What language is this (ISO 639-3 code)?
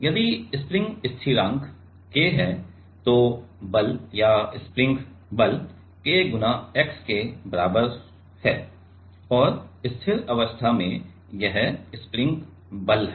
hin